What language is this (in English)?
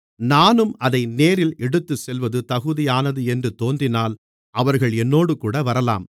Tamil